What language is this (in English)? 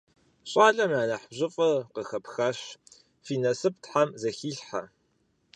Kabardian